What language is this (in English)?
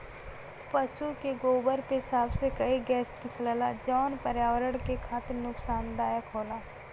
Bhojpuri